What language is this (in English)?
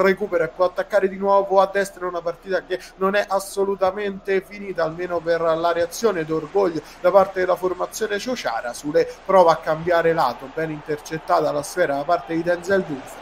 Italian